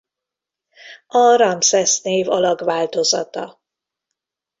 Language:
Hungarian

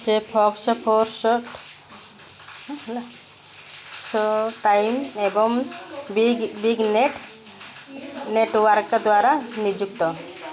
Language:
Odia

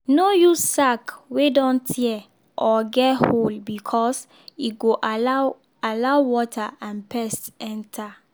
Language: Nigerian Pidgin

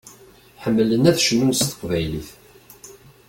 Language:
Kabyle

